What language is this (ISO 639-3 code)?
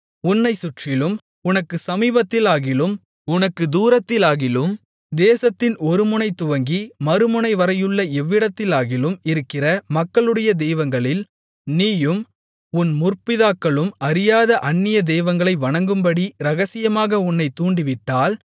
tam